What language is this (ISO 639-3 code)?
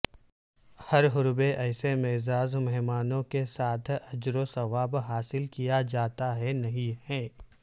urd